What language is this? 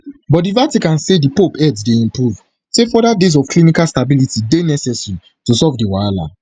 Nigerian Pidgin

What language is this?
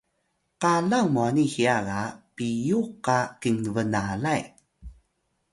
Atayal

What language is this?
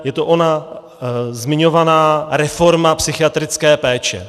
Czech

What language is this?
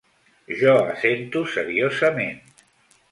Catalan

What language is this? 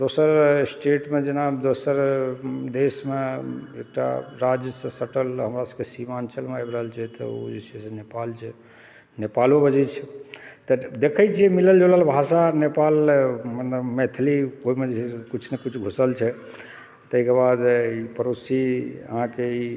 Maithili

